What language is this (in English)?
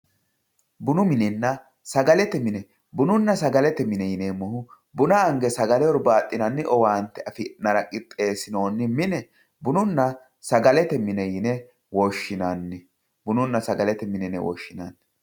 Sidamo